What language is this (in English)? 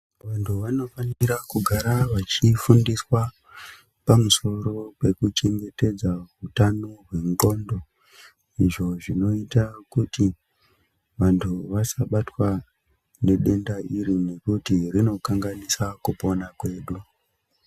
Ndau